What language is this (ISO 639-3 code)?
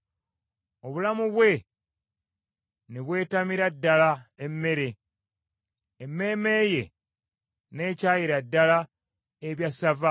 lug